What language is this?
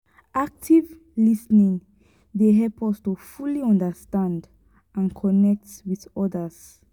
Nigerian Pidgin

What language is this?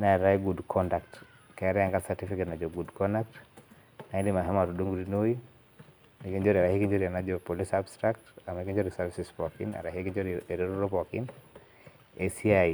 Masai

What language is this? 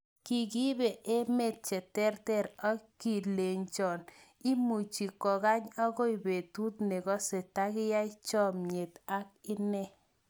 Kalenjin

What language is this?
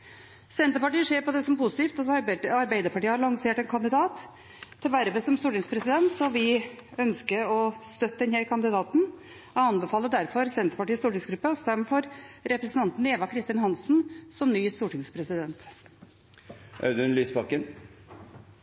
Norwegian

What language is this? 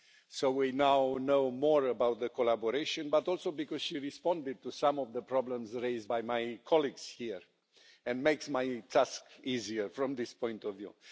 English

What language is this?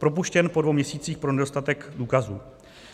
Czech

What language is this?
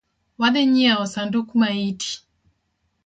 Luo (Kenya and Tanzania)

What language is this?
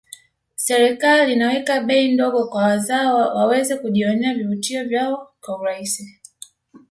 Swahili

